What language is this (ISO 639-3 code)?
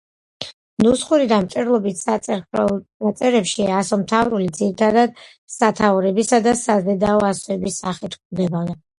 kat